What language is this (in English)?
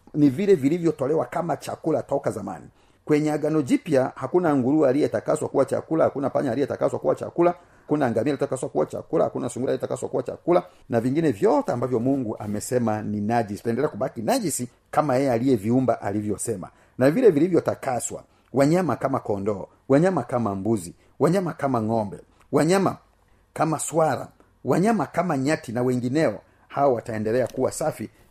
Swahili